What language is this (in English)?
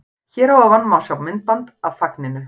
Icelandic